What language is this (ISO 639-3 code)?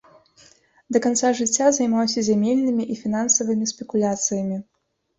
bel